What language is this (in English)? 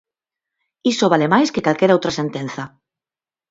Galician